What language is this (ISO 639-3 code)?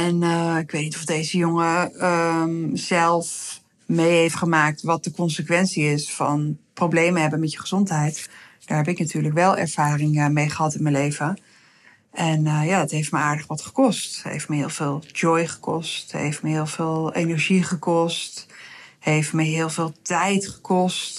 nld